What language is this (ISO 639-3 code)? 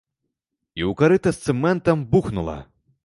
bel